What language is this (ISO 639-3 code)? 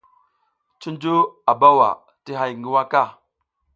giz